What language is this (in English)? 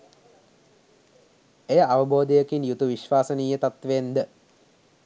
Sinhala